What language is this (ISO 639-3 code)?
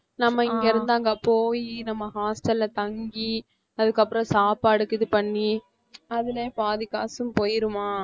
tam